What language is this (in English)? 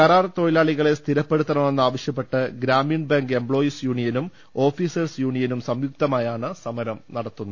Malayalam